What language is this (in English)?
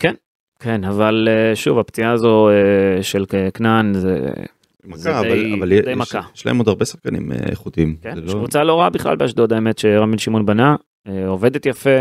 Hebrew